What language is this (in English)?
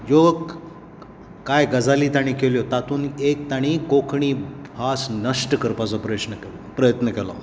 Konkani